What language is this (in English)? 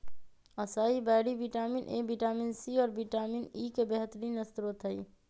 Magahi